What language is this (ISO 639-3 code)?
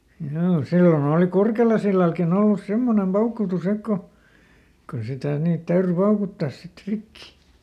fin